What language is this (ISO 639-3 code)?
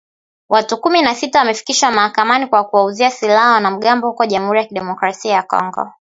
swa